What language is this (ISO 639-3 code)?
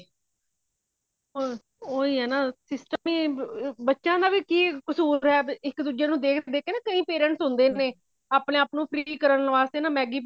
pan